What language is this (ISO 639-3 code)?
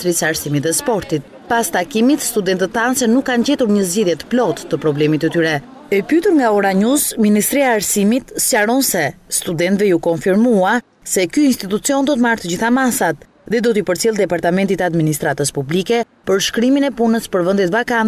bul